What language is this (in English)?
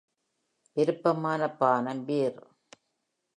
Tamil